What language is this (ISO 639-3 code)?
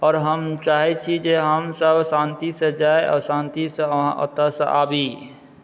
mai